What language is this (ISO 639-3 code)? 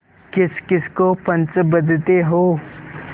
hin